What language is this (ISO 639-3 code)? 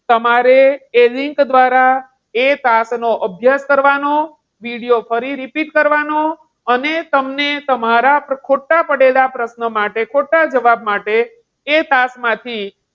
guj